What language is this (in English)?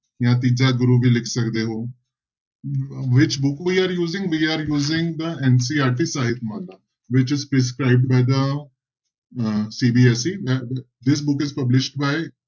Punjabi